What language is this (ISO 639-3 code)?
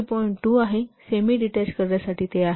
mar